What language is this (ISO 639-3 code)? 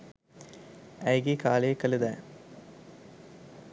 sin